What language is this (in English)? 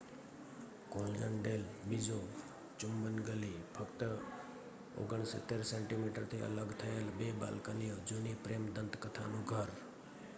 Gujarati